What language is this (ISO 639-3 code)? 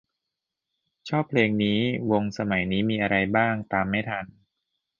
tha